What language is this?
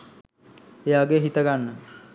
Sinhala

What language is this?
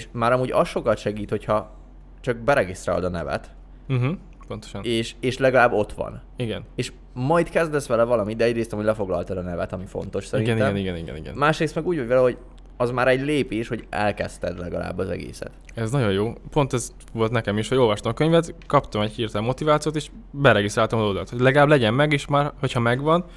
Hungarian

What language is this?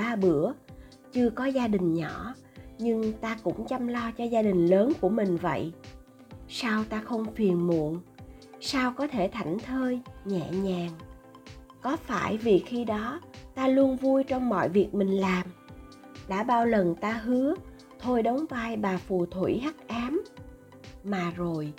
Vietnamese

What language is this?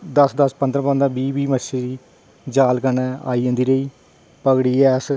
Dogri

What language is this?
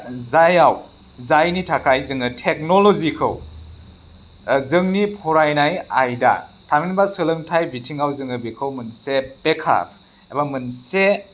Bodo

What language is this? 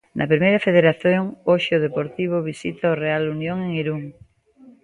Galician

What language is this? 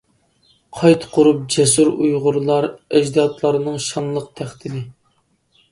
Uyghur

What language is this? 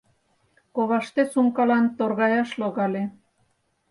Mari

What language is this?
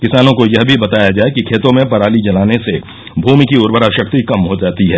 Hindi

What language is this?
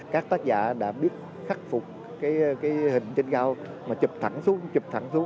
Vietnamese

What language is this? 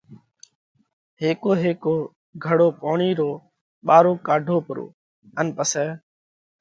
Parkari Koli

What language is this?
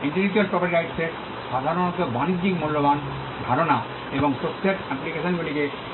Bangla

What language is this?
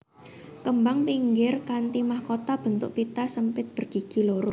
Javanese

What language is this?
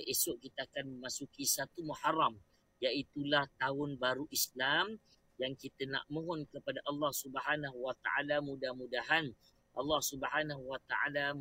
Malay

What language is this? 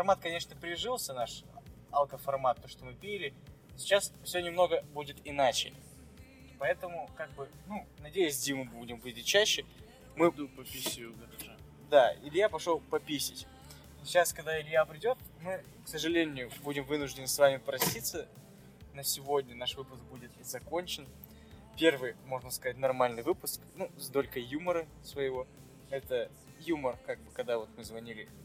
Russian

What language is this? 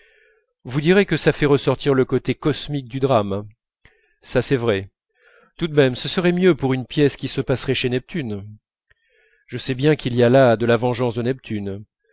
French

